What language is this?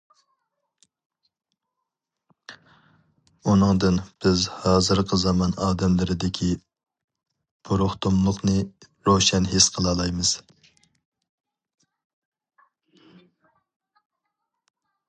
Uyghur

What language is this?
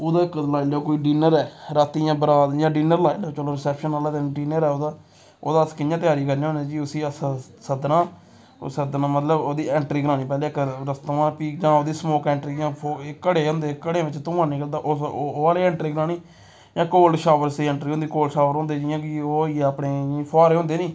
Dogri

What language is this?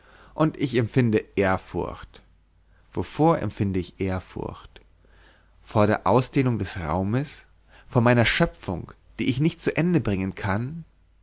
German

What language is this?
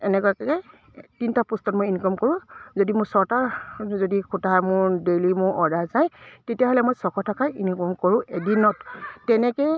Assamese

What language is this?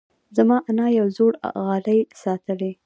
Pashto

